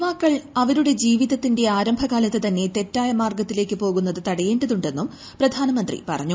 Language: Malayalam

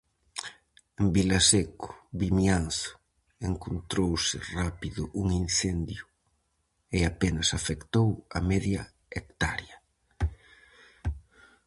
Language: Galician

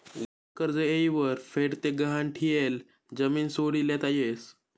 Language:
Marathi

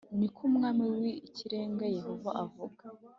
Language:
Kinyarwanda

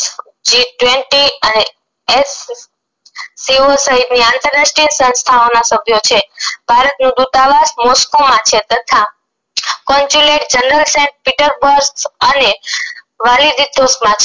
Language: Gujarati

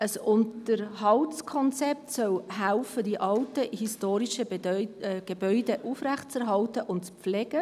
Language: Swiss German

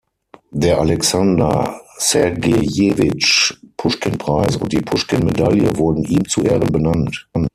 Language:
German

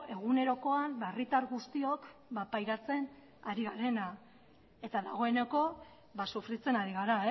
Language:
Basque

